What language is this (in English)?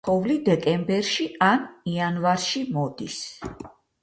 Georgian